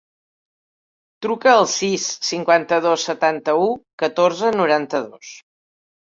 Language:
Catalan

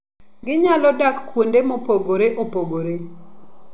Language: Luo (Kenya and Tanzania)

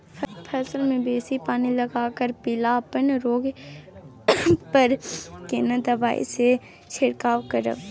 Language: Maithili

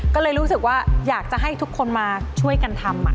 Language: Thai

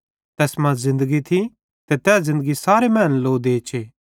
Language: Bhadrawahi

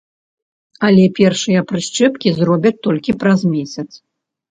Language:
Belarusian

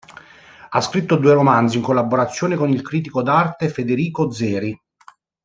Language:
Italian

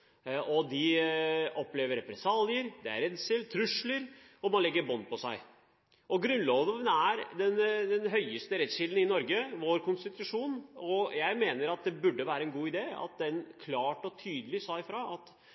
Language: Norwegian Bokmål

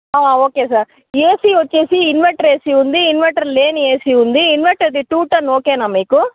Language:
Telugu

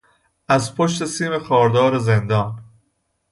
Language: Persian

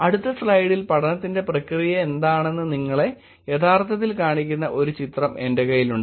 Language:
Malayalam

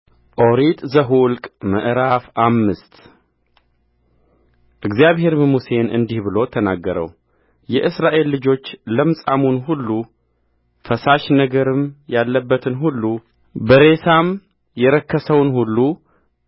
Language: Amharic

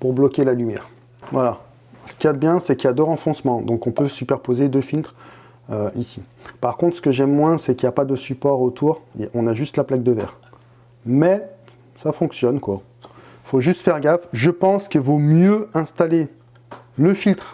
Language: French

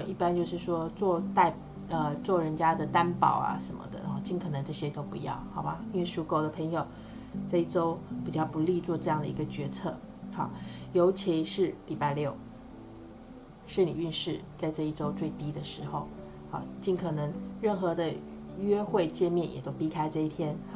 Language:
Chinese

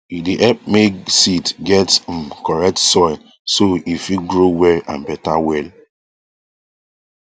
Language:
Nigerian Pidgin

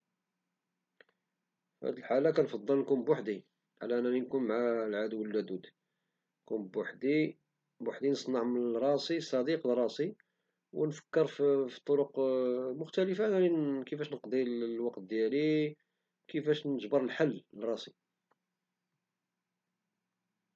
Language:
Moroccan Arabic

